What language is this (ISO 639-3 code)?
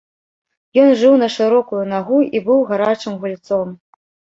bel